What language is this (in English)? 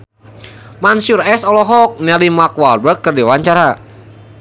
Sundanese